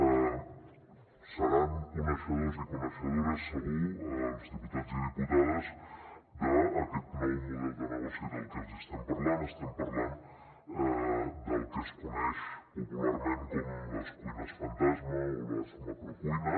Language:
Catalan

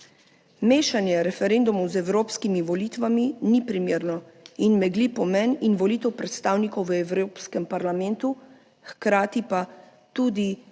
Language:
Slovenian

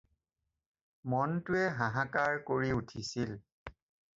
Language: Assamese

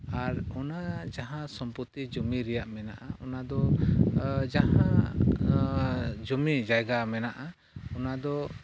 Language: Santali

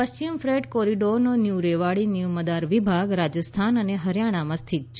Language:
Gujarati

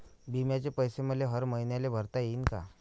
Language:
Marathi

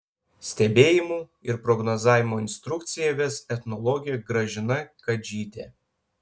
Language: Lithuanian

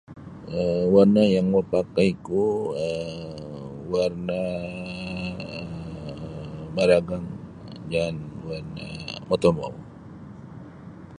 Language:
Sabah Bisaya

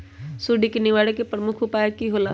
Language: Magahi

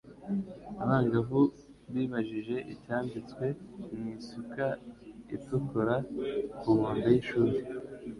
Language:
Kinyarwanda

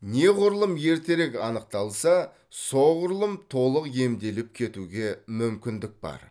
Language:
Kazakh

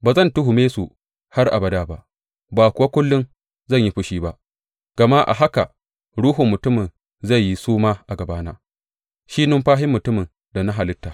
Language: Hausa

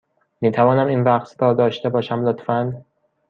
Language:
Persian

